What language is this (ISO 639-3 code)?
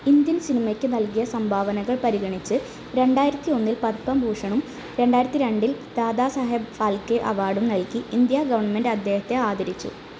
mal